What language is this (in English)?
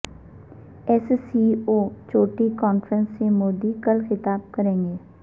Urdu